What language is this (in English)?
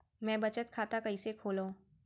Chhattisgarhi